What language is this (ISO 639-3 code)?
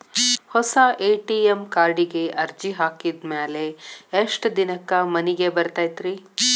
kan